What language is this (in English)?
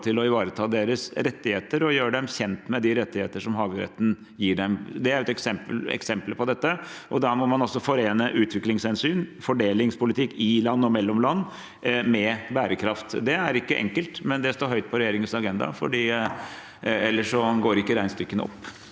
Norwegian